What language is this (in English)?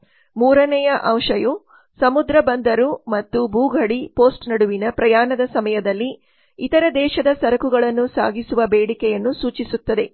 Kannada